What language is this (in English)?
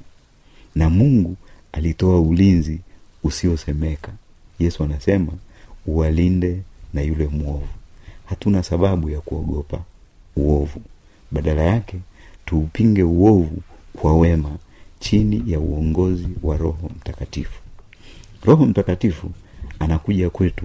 Swahili